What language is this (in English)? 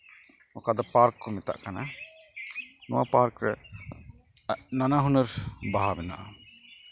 Santali